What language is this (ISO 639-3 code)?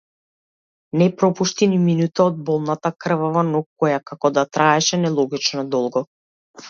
mkd